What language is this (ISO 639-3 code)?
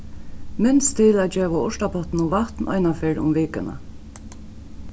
fao